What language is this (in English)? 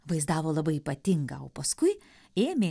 Lithuanian